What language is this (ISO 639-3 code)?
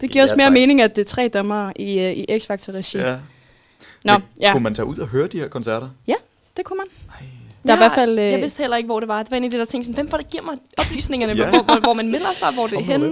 dan